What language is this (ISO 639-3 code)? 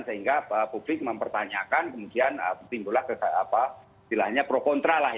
ind